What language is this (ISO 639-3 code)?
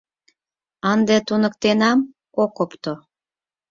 chm